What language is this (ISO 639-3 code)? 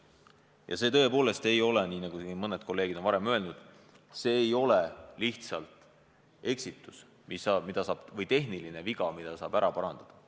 est